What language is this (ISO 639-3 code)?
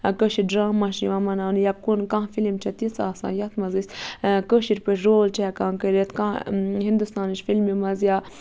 kas